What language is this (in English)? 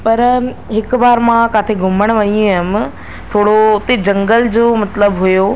Sindhi